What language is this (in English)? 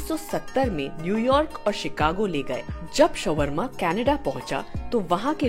Hindi